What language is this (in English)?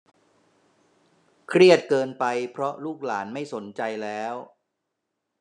Thai